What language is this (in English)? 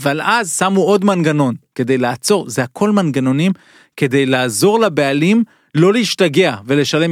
Hebrew